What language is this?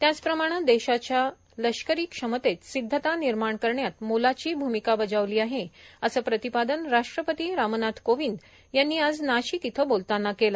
Marathi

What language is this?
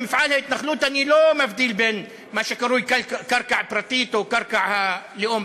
Hebrew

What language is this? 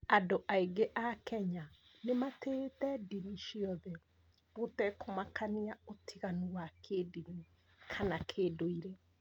Kikuyu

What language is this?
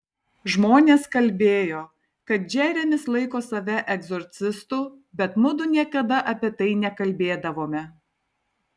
Lithuanian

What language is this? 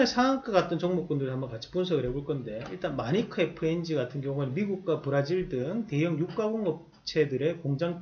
Korean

